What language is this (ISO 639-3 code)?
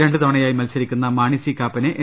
mal